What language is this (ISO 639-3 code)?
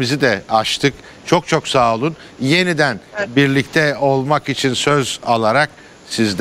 tur